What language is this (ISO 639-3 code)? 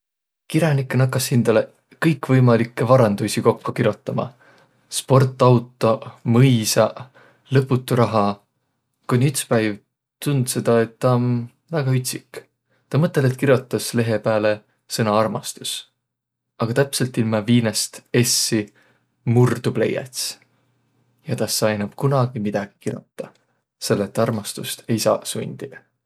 vro